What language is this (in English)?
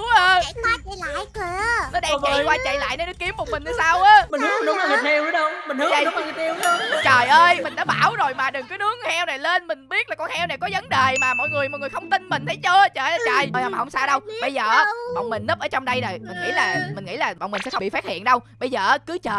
Vietnamese